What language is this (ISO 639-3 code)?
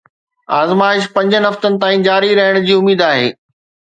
snd